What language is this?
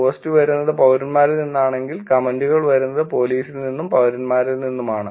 Malayalam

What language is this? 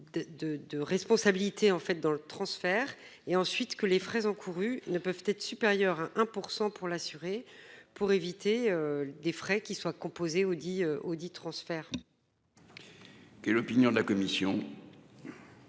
French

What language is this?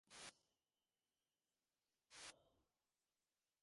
Bangla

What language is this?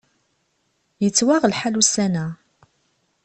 Kabyle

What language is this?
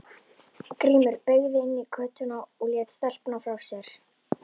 Icelandic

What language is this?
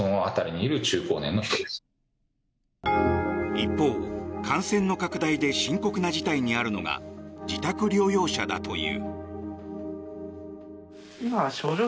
Japanese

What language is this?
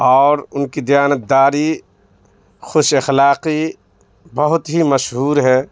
Urdu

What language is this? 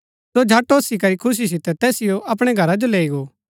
Gaddi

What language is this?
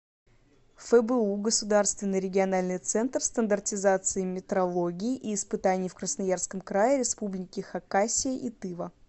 Russian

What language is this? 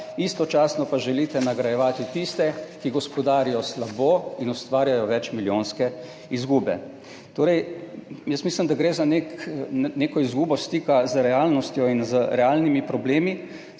Slovenian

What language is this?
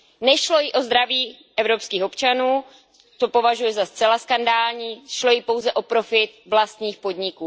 Czech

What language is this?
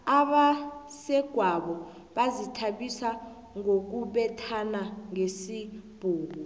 South Ndebele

